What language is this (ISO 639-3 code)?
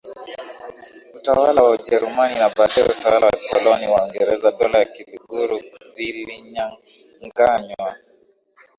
swa